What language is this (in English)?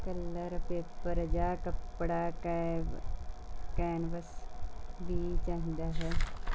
Punjabi